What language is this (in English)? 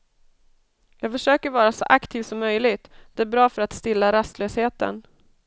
Swedish